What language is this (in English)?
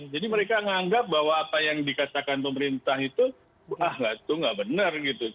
Indonesian